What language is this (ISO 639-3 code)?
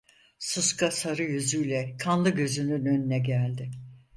tur